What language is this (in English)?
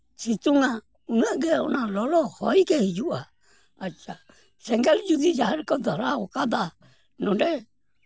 Santali